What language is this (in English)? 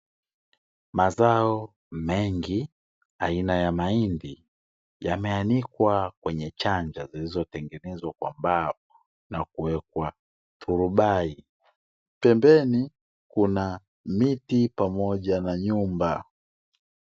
Swahili